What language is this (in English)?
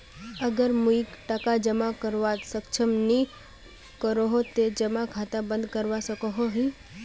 Magahi